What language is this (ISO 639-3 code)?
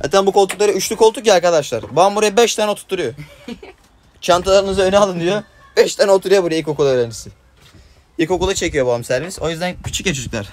tur